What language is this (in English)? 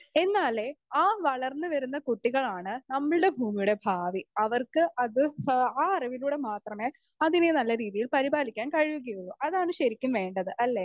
Malayalam